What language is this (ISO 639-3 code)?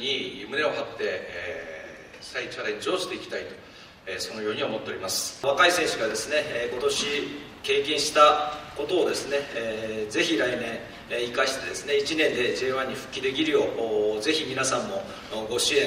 jpn